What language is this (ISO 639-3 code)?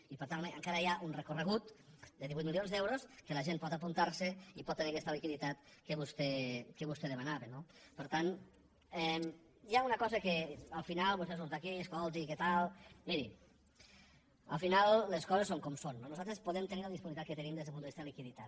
cat